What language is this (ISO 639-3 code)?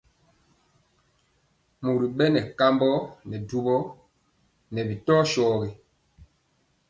mcx